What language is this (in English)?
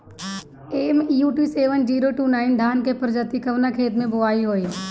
Bhojpuri